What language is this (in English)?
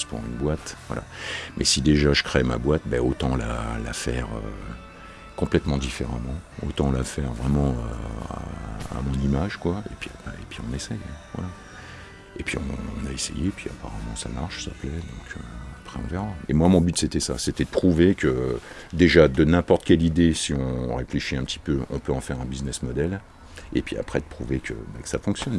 French